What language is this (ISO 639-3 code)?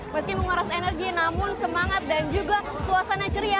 ind